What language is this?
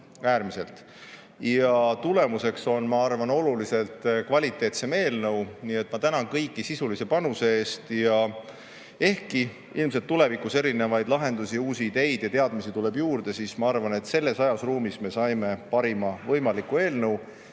Estonian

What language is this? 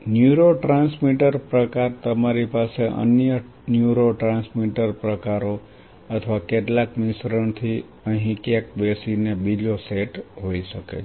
Gujarati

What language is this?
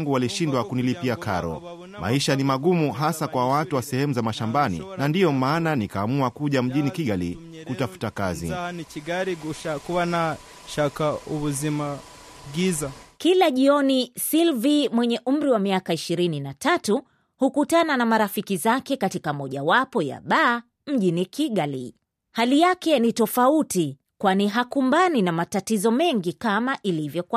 Swahili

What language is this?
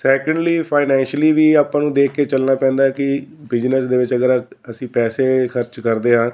Punjabi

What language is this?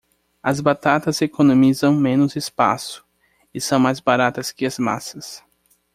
Portuguese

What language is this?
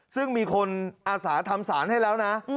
Thai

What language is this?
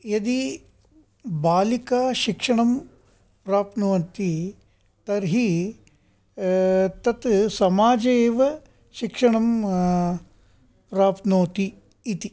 Sanskrit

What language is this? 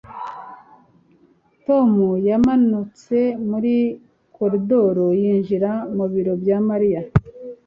Kinyarwanda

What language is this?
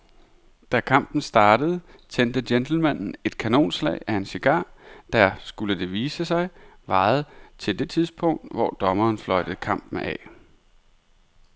Danish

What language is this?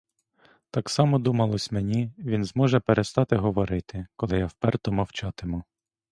Ukrainian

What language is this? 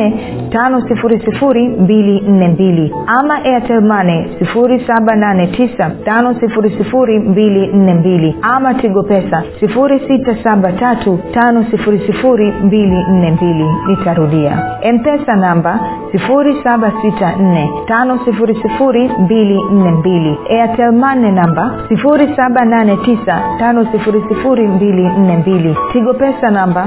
Swahili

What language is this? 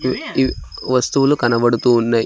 Telugu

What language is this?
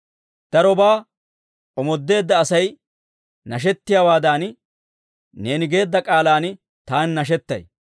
Dawro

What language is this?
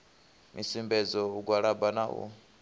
Venda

